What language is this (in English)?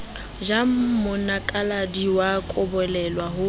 Southern Sotho